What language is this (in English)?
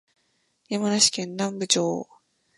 Japanese